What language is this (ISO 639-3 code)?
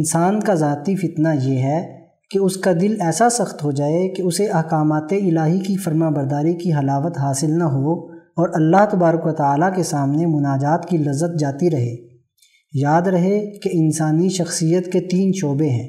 urd